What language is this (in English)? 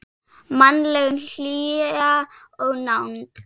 Icelandic